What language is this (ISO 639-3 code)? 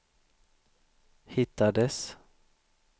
swe